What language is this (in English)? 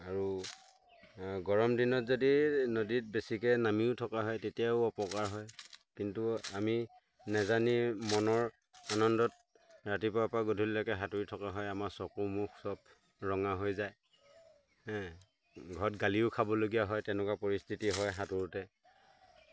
Assamese